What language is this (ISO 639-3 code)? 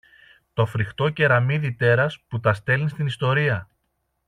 ell